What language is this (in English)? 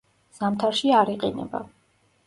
Georgian